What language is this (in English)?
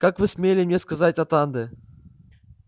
Russian